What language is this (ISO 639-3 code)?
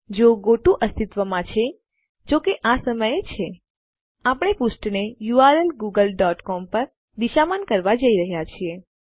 guj